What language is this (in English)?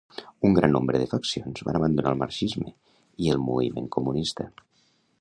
Catalan